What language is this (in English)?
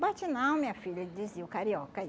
Portuguese